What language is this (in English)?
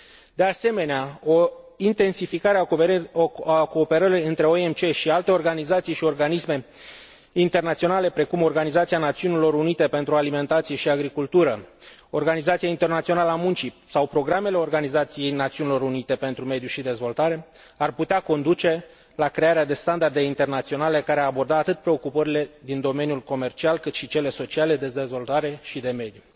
Romanian